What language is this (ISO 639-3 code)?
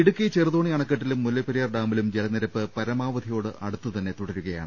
mal